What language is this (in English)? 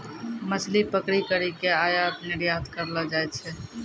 Maithili